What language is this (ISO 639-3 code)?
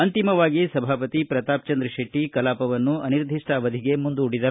kan